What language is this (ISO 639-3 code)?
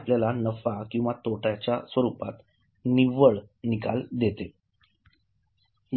mar